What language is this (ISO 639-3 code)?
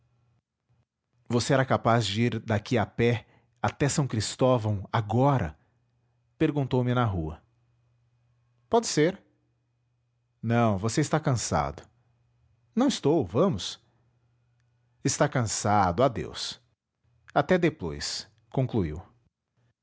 por